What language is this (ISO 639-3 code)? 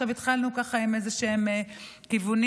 heb